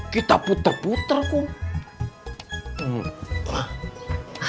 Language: Indonesian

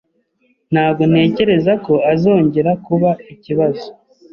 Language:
Kinyarwanda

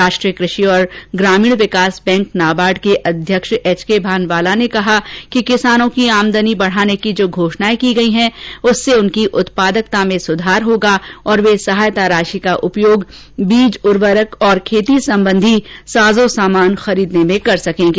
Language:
Hindi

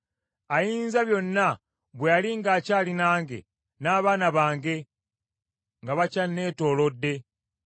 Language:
Ganda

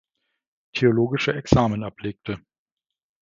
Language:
German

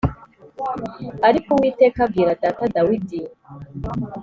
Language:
Kinyarwanda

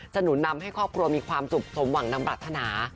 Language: Thai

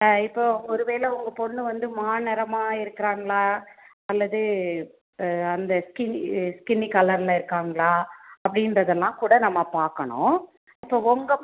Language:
Tamil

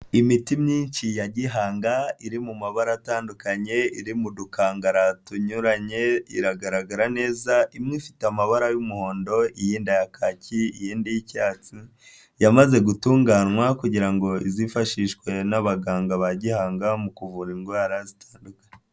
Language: Kinyarwanda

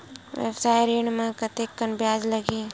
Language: Chhattisgarhi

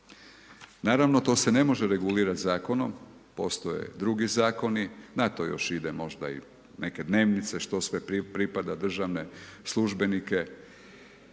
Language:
Croatian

